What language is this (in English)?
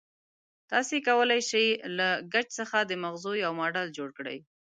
Pashto